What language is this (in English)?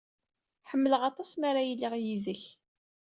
Kabyle